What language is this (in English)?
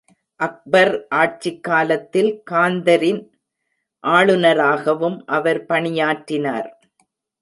Tamil